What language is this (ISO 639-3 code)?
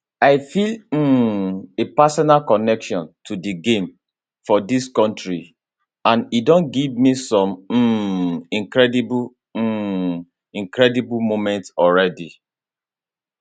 pcm